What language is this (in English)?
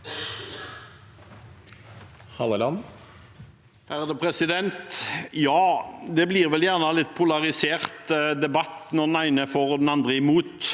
Norwegian